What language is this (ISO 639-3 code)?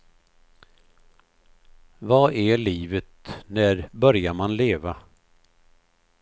swe